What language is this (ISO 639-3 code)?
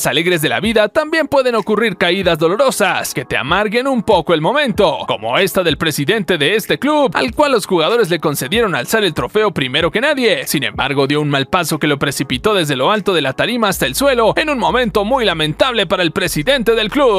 spa